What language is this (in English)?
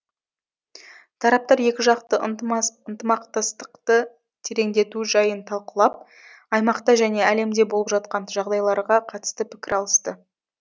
Kazakh